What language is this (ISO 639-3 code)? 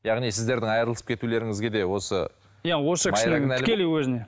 kaz